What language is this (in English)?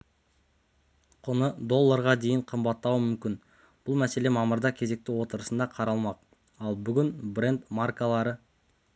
Kazakh